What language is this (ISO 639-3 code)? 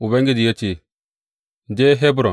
hau